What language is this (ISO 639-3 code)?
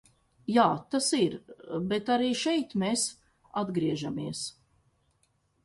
lav